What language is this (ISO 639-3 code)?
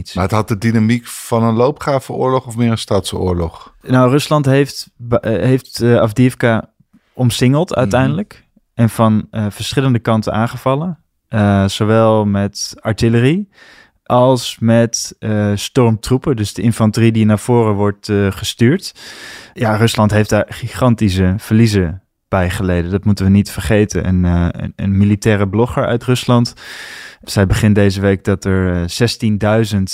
nld